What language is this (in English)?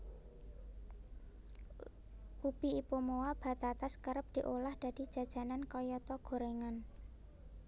Javanese